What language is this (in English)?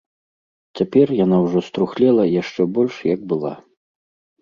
Belarusian